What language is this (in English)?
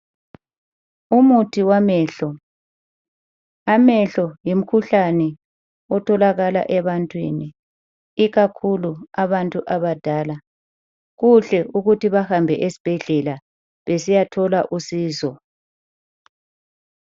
North Ndebele